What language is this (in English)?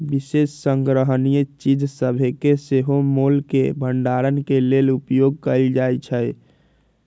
Magahi